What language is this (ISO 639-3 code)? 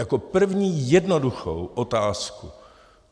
ces